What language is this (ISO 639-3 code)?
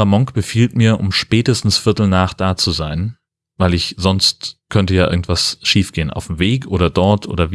deu